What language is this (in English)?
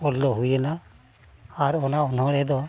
Santali